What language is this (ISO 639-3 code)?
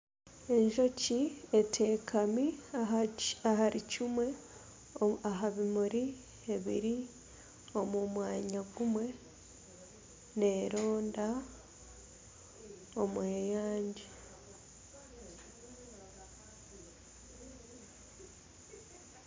nyn